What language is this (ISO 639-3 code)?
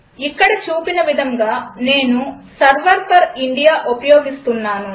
tel